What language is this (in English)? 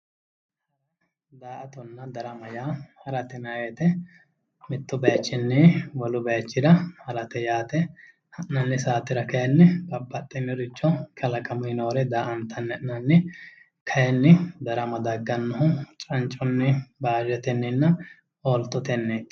Sidamo